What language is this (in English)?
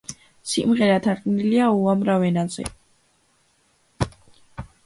Georgian